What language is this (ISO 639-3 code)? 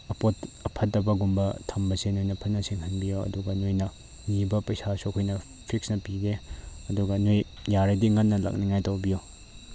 mni